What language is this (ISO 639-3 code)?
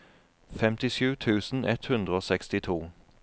nor